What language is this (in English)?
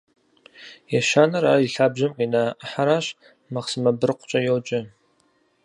Kabardian